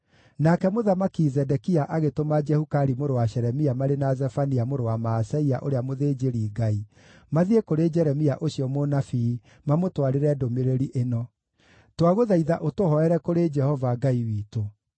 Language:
Kikuyu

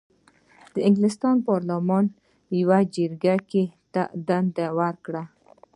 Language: Pashto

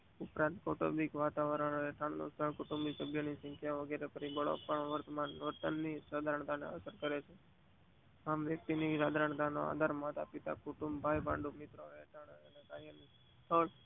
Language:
Gujarati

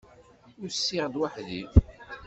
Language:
Kabyle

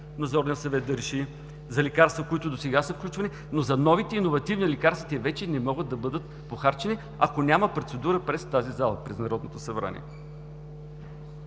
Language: Bulgarian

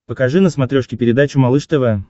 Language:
Russian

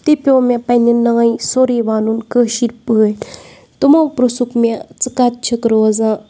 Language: Kashmiri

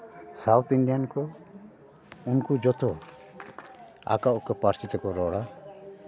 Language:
Santali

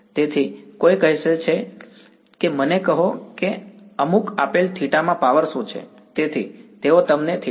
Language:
Gujarati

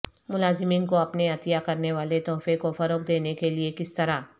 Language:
Urdu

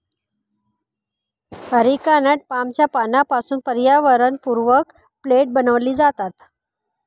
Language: Marathi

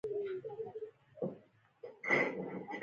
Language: Pashto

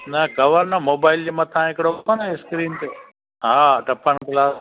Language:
Sindhi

